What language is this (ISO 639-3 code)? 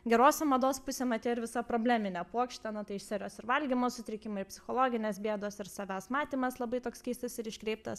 lit